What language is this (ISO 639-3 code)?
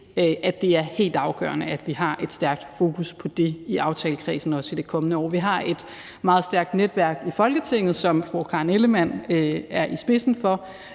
dan